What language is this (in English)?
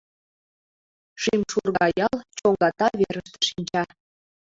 Mari